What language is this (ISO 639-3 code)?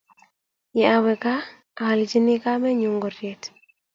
kln